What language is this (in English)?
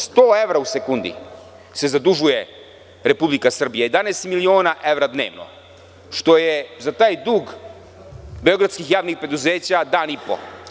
Serbian